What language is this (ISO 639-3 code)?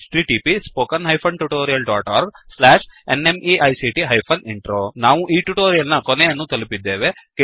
kan